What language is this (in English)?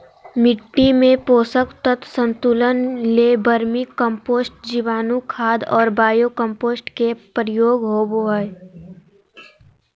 Magahi